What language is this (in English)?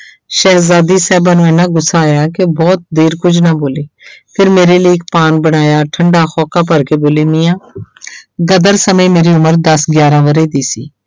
Punjabi